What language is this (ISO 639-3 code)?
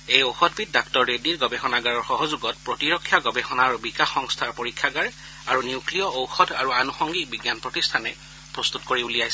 asm